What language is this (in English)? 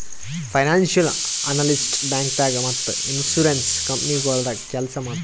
Kannada